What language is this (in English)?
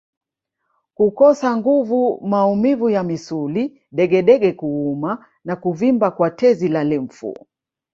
Swahili